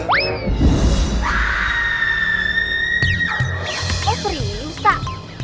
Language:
Indonesian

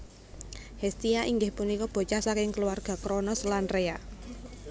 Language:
Javanese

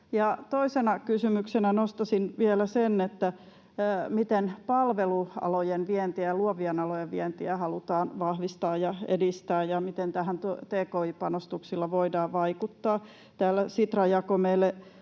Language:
Finnish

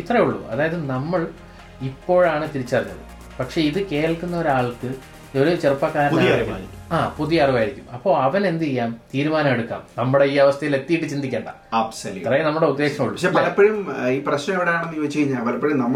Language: Malayalam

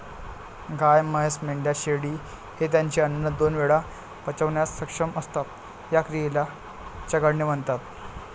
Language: Marathi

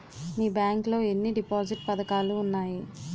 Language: Telugu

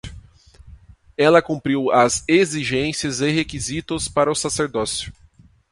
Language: Portuguese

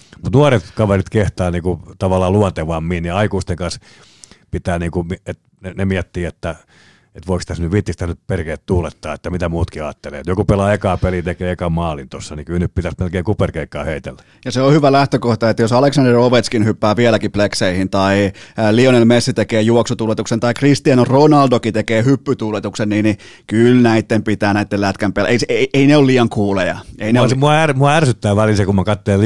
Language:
Finnish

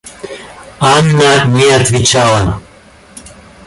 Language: Russian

